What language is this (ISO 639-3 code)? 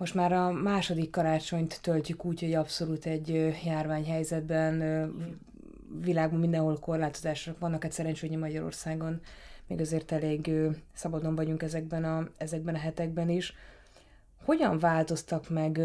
hun